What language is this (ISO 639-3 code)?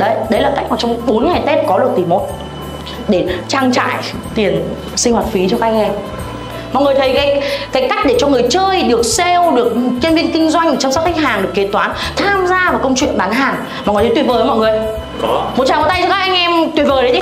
vie